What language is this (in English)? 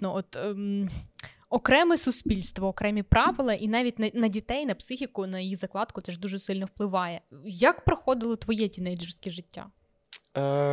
Ukrainian